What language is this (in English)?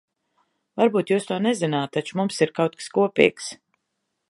Latvian